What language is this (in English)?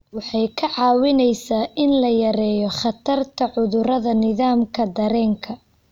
Somali